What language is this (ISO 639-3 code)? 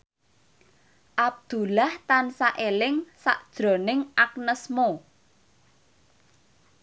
jav